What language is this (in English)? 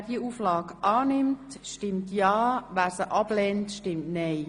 Swiss German